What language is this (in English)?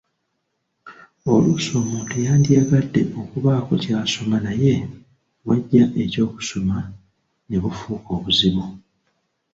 Ganda